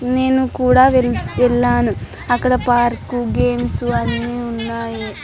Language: Telugu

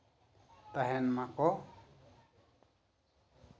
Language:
Santali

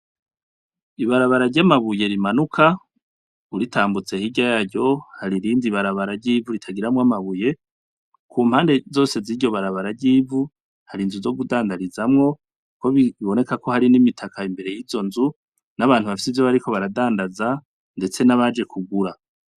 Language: Rundi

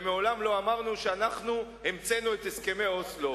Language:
Hebrew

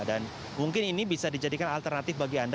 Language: Indonesian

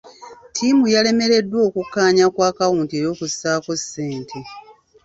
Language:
Ganda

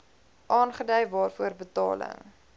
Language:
Afrikaans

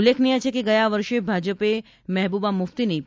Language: Gujarati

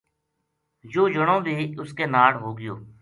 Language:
Gujari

